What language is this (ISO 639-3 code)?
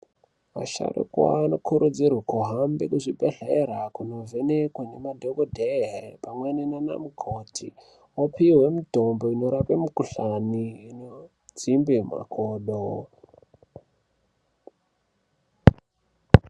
ndc